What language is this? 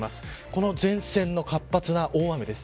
Japanese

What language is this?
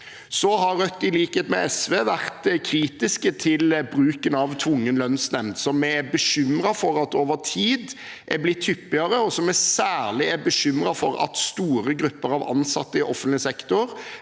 Norwegian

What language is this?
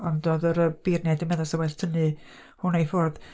Welsh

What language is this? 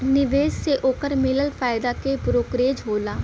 Bhojpuri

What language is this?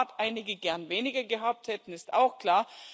German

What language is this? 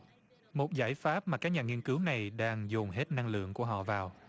Vietnamese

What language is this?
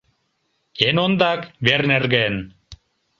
Mari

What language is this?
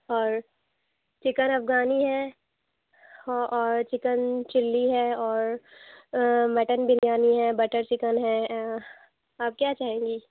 Urdu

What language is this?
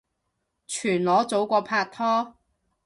Cantonese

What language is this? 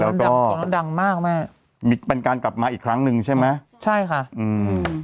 Thai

